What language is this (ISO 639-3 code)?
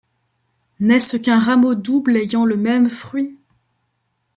fra